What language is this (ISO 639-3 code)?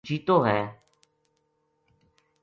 gju